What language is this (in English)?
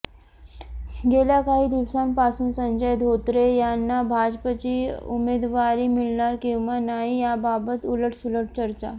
Marathi